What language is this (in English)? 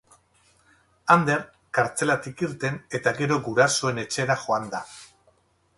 Basque